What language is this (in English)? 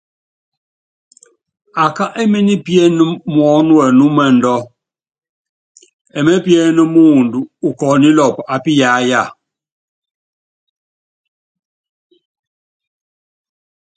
Yangben